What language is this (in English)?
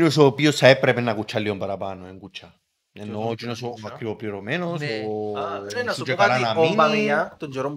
Greek